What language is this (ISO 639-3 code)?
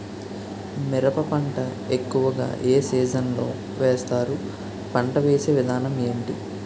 tel